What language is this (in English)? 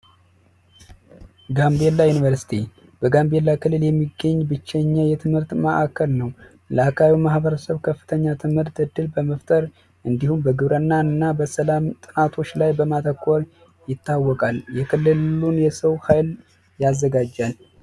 Amharic